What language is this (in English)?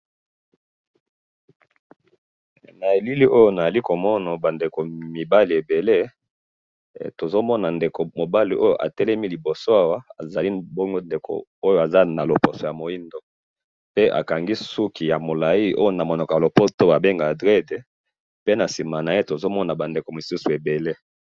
Lingala